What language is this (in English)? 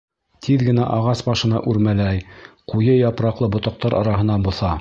Bashkir